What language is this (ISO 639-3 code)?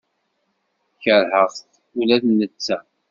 kab